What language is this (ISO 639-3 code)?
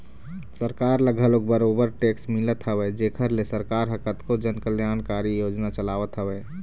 hne